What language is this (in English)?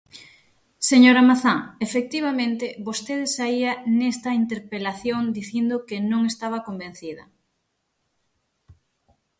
Galician